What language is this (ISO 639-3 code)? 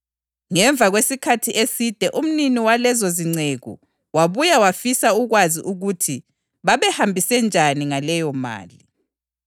nde